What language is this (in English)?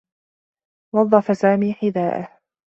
Arabic